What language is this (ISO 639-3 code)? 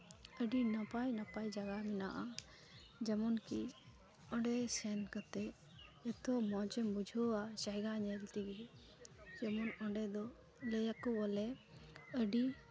sat